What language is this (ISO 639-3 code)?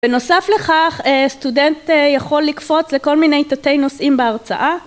heb